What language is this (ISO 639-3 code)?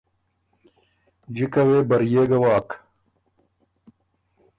oru